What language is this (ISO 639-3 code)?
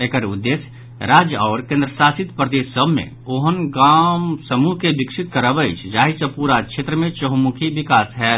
mai